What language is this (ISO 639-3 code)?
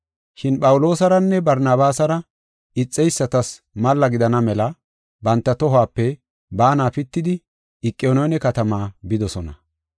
gof